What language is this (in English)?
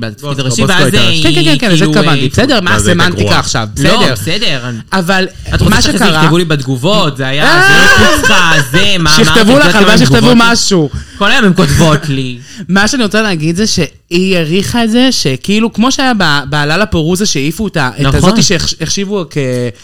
Hebrew